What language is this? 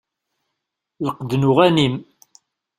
Kabyle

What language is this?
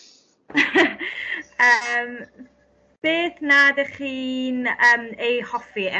Welsh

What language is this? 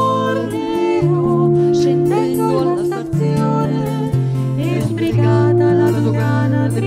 Romanian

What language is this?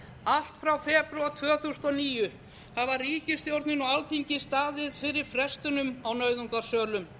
Icelandic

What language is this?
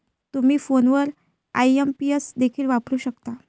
Marathi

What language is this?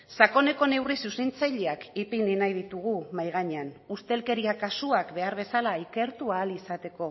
Basque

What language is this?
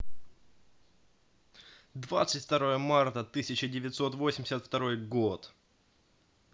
Russian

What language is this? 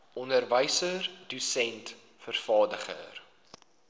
Afrikaans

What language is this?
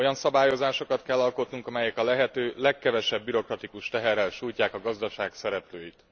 Hungarian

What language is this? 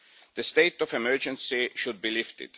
English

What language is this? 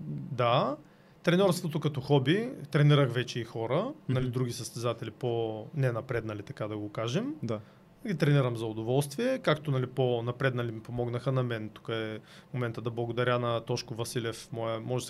Bulgarian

